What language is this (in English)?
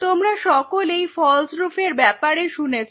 Bangla